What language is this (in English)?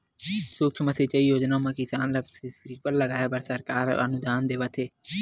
Chhattisgarhi